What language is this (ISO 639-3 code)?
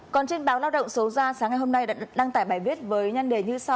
vie